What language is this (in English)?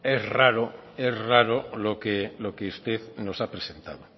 Spanish